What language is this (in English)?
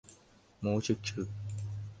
Thai